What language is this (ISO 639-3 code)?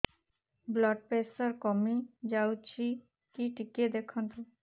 ori